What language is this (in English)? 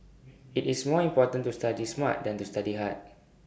English